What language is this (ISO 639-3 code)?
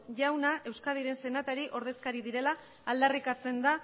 eus